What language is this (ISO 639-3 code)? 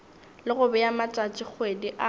nso